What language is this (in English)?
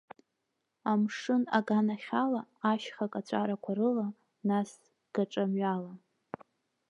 Abkhazian